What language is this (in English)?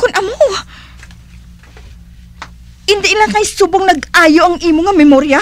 Filipino